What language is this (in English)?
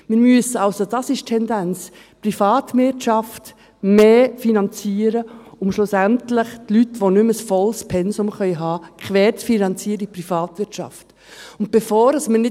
Swiss German